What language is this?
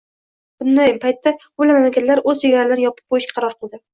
Uzbek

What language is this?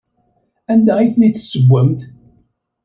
Kabyle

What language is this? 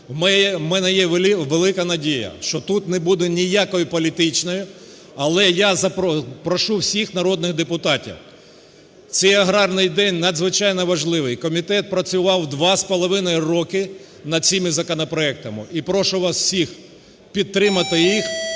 Ukrainian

